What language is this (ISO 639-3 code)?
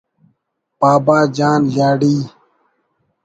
brh